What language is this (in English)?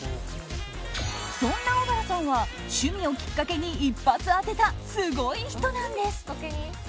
Japanese